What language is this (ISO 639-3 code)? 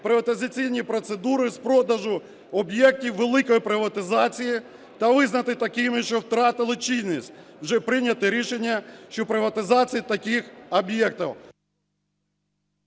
ukr